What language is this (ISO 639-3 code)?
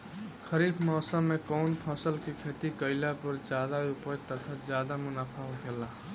bho